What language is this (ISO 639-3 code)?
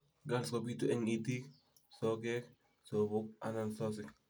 kln